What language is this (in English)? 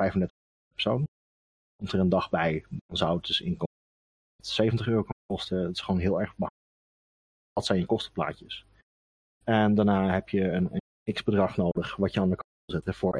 Dutch